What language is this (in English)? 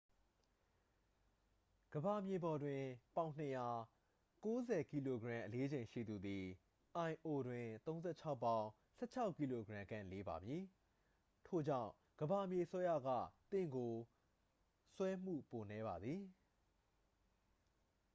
Burmese